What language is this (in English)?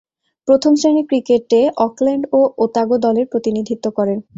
Bangla